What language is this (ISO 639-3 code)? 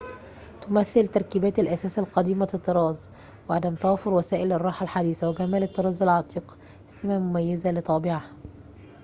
ara